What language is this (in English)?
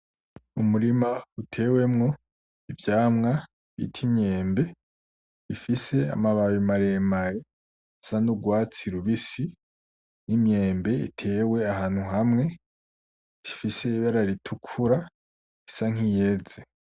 Rundi